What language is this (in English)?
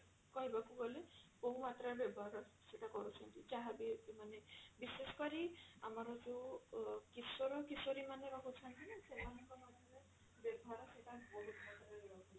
Odia